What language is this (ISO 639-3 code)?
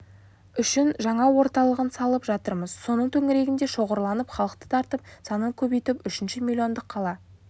kaz